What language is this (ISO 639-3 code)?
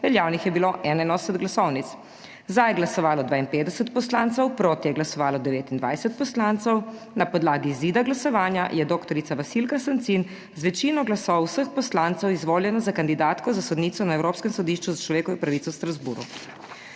slv